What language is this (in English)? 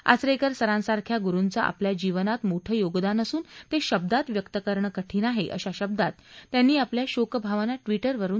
Marathi